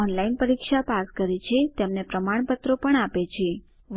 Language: Gujarati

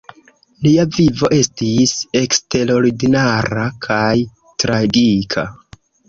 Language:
Esperanto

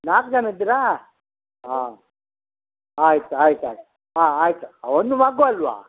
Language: Kannada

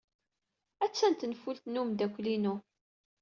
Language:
Kabyle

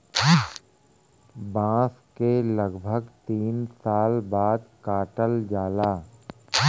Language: Bhojpuri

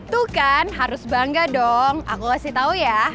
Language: Indonesian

